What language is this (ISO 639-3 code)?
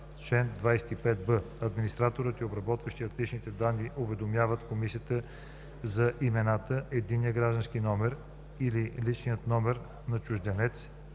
bul